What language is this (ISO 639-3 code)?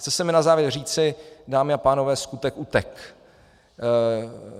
ces